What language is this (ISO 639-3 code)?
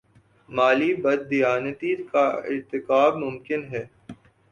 urd